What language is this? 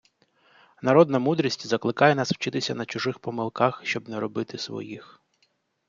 Ukrainian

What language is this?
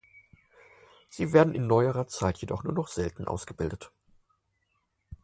German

